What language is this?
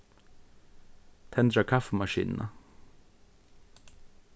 Faroese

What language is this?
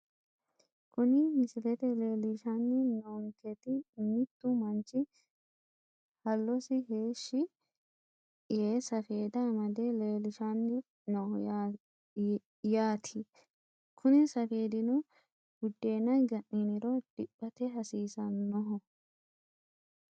Sidamo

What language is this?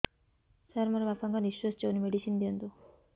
Odia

